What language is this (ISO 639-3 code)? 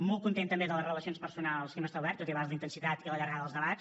cat